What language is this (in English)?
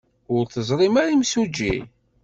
Kabyle